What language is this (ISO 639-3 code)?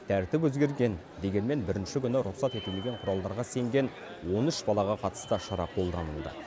kaz